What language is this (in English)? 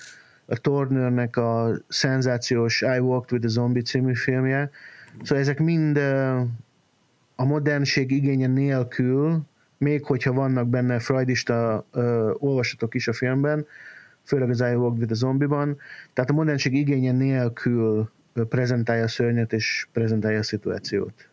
Hungarian